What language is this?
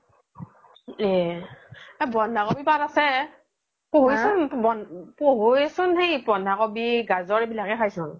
Assamese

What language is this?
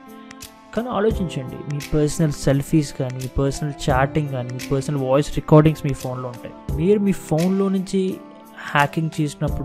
Telugu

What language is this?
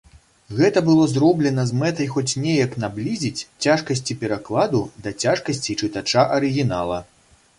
Belarusian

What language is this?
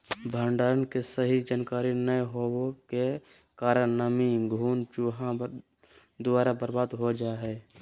Magahi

